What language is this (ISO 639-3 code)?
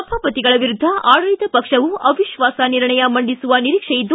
kan